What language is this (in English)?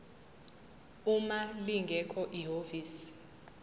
Zulu